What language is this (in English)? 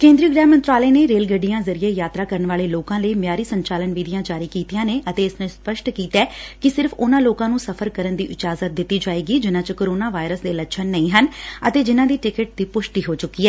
Punjabi